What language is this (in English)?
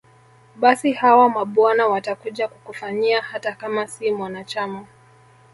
Swahili